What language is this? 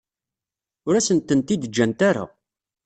Kabyle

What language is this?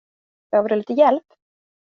Swedish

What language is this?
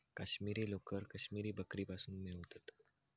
Marathi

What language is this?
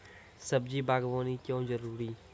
Maithili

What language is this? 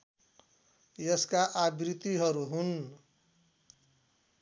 Nepali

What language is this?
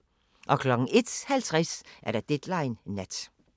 Danish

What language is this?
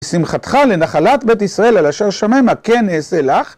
Hebrew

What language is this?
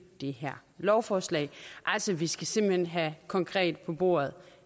Danish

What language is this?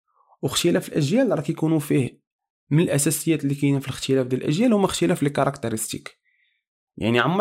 Arabic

